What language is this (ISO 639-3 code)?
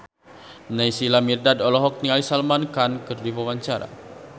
sun